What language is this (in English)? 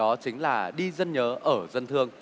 Vietnamese